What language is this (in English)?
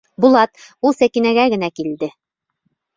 Bashkir